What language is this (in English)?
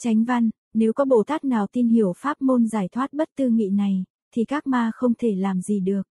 Vietnamese